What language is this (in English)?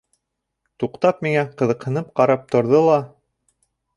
Bashkir